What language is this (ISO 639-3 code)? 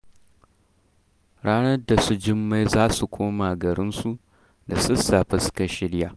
hau